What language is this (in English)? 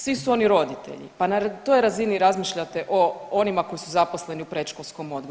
Croatian